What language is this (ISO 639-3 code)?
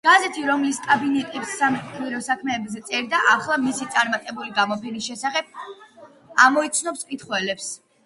kat